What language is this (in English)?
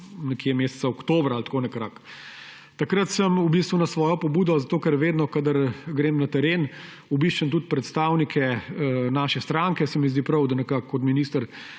Slovenian